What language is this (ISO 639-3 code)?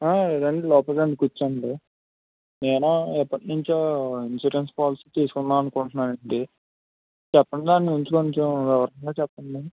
tel